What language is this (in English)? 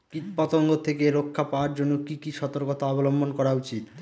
Bangla